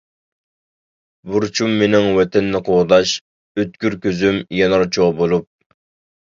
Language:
Uyghur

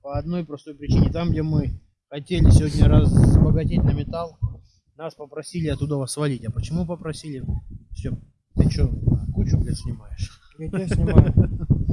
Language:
Russian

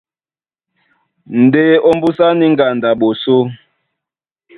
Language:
Duala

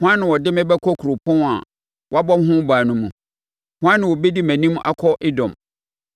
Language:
Akan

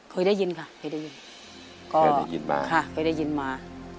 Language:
Thai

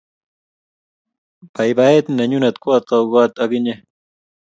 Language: Kalenjin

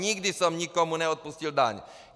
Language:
Czech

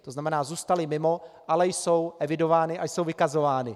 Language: Czech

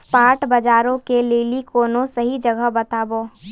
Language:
Maithili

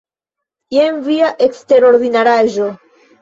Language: Esperanto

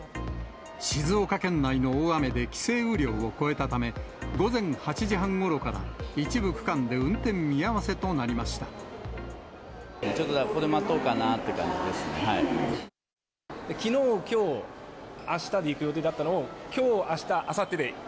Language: Japanese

